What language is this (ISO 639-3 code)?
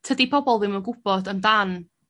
cym